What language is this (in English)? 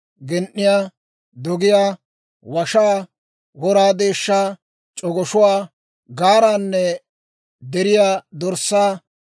Dawro